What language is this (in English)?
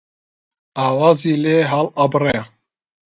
Central Kurdish